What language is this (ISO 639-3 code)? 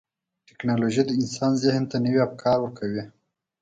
pus